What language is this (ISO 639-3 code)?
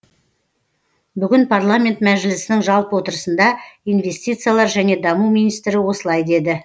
kaz